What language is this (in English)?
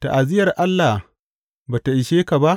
Hausa